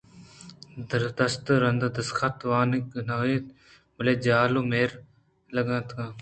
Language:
Eastern Balochi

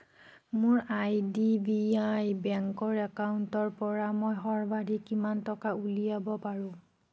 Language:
Assamese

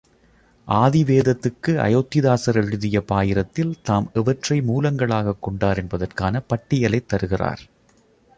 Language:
Tamil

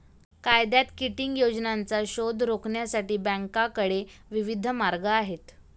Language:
Marathi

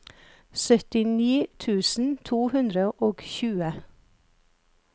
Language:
Norwegian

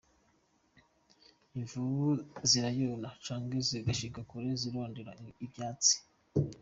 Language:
Kinyarwanda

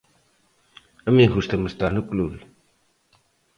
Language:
Galician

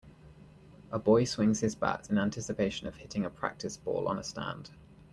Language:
English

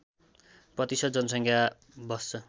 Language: Nepali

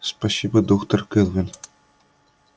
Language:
Russian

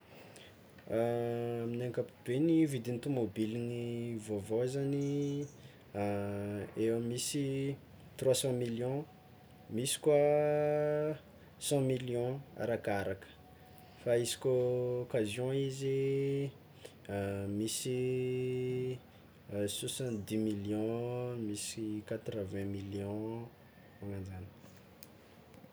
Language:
Tsimihety Malagasy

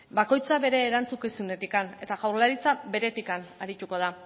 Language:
Basque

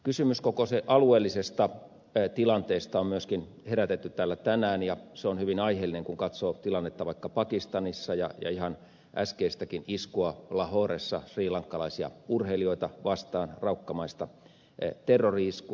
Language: Finnish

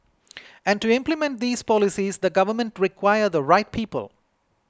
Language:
English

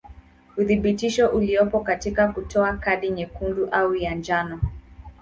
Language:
Swahili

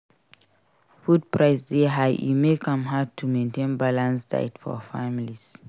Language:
Nigerian Pidgin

